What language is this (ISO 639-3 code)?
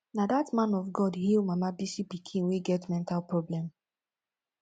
pcm